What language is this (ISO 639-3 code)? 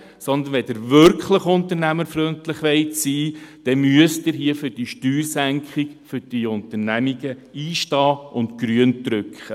gsw